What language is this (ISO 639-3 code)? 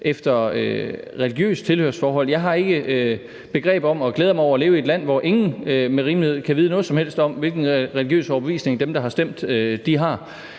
dan